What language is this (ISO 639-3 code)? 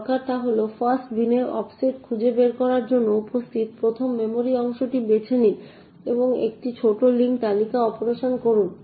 ben